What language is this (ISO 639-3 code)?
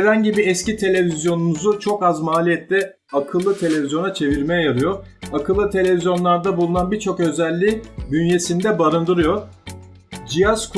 tur